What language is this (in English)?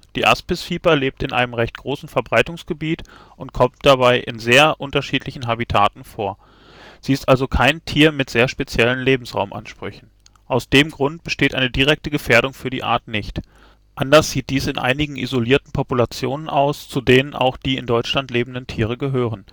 German